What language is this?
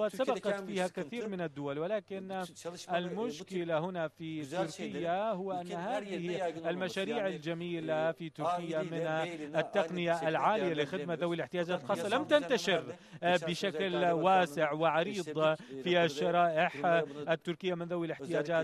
Arabic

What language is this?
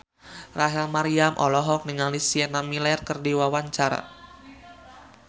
Sundanese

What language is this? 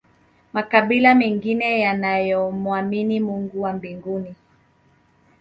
Swahili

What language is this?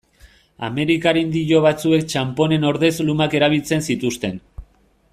Basque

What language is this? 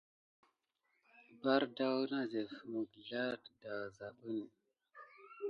Gidar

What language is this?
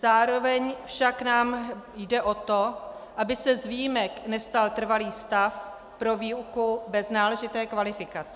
Czech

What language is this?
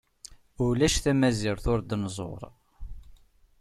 Kabyle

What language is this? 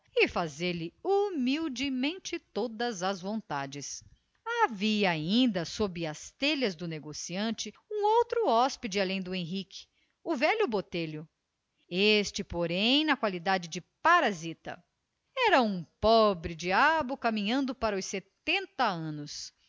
Portuguese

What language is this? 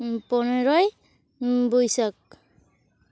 Santali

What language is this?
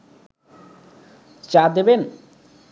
Bangla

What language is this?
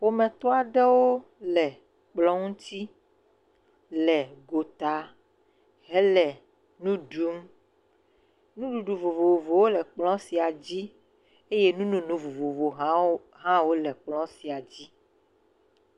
Ewe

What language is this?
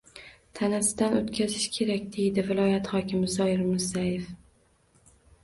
Uzbek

